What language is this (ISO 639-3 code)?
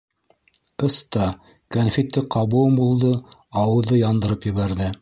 bak